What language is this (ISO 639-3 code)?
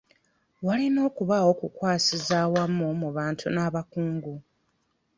lug